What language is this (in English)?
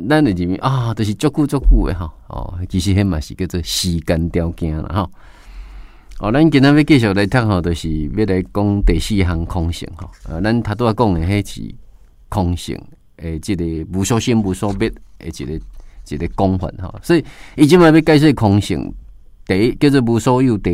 Chinese